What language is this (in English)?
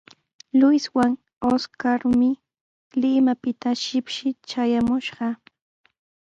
Sihuas Ancash Quechua